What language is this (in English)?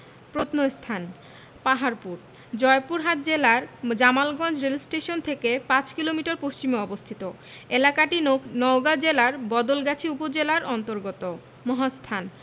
Bangla